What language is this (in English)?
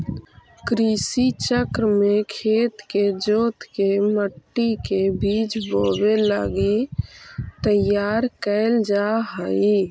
Magahi